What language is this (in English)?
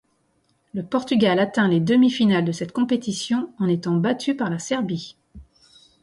French